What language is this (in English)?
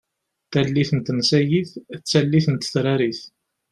Kabyle